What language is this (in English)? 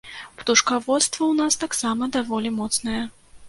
Belarusian